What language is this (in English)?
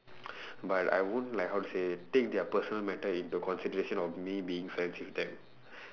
English